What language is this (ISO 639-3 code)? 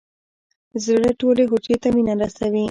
pus